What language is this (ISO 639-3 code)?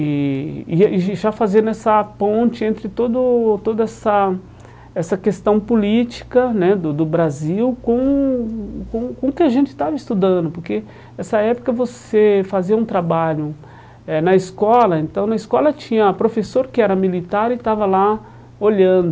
por